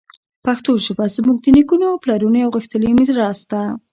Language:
Pashto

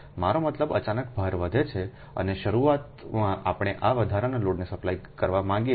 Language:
Gujarati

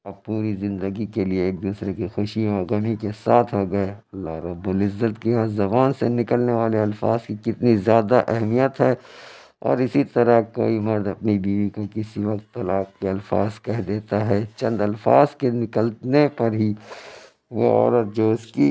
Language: Urdu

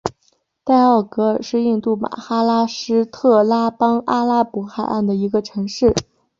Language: Chinese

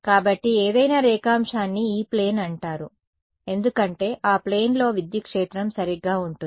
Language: Telugu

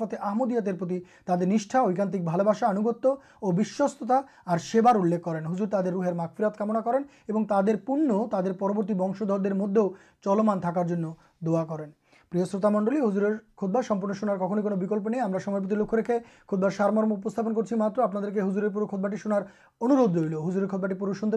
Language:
Urdu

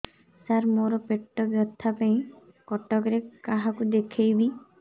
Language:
Odia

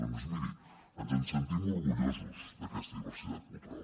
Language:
Catalan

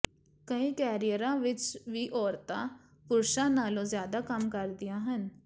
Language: Punjabi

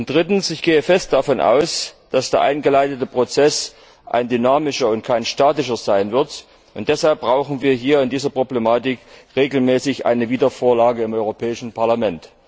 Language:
German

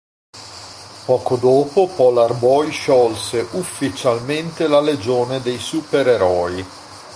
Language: Italian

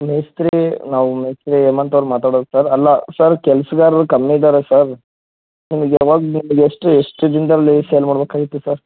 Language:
Kannada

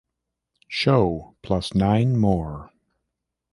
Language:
English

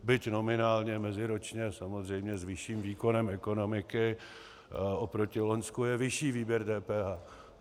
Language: Czech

